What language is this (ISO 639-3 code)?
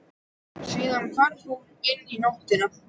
isl